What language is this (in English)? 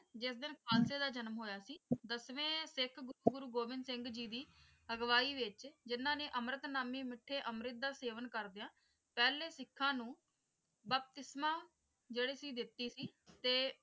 Punjabi